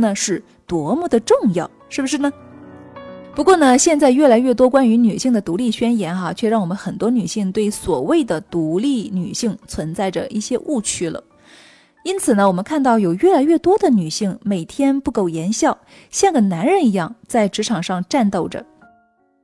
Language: Chinese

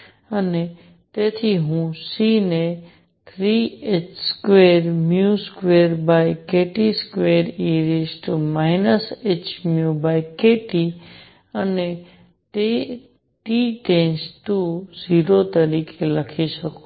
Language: Gujarati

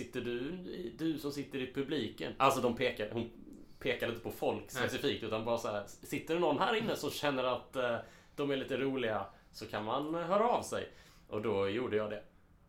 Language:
Swedish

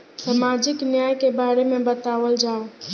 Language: Bhojpuri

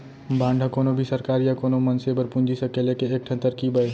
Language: Chhattisgarhi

